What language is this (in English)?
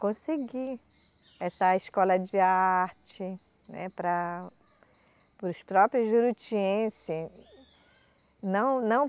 Portuguese